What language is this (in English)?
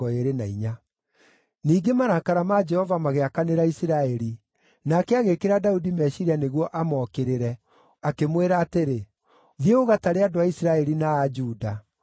Kikuyu